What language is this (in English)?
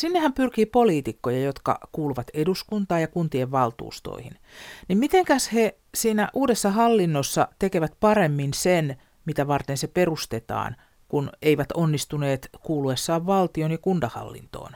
Finnish